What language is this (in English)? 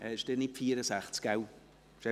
Swiss German